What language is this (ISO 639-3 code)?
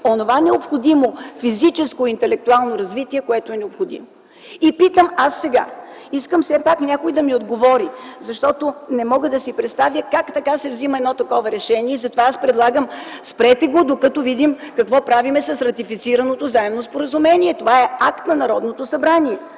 bul